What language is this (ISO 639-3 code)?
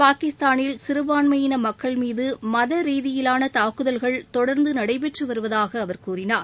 tam